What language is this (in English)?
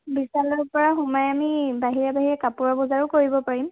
Assamese